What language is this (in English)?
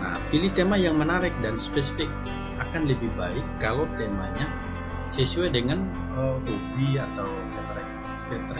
Indonesian